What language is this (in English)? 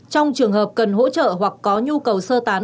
Vietnamese